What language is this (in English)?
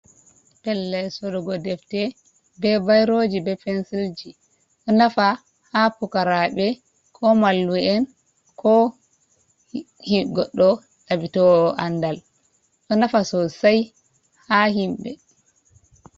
Fula